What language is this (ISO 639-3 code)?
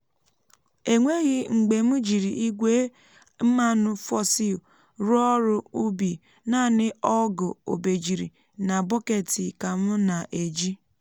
ibo